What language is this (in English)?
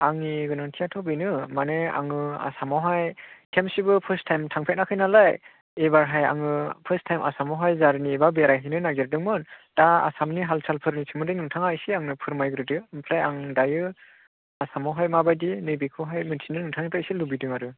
Bodo